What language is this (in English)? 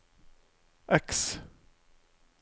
Norwegian